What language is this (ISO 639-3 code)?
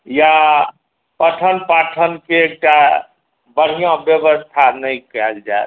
mai